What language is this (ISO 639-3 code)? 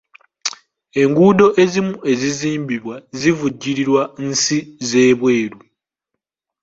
lug